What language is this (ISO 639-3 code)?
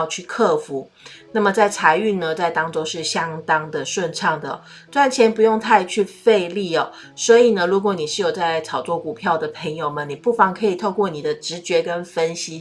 zho